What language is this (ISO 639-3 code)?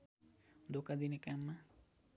nep